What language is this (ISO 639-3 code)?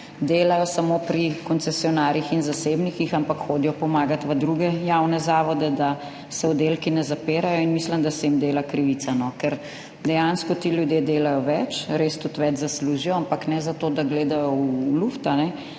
slv